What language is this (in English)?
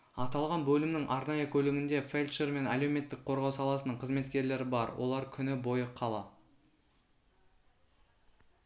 Kazakh